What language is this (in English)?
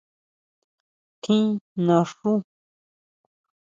Huautla Mazatec